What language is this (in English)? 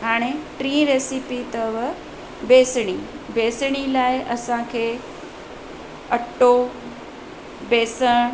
Sindhi